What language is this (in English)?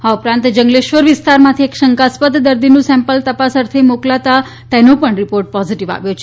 Gujarati